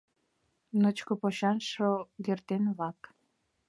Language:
Mari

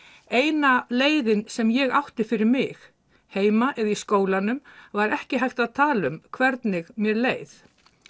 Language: Icelandic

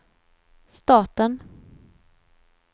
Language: Swedish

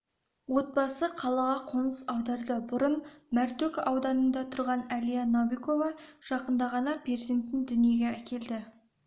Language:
Kazakh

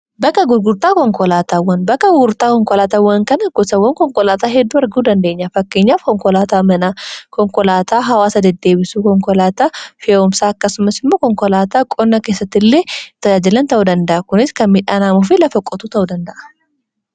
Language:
Oromo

